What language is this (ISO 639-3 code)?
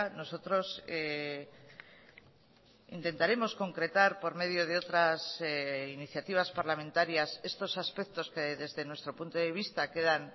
spa